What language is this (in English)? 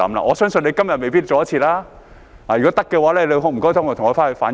Cantonese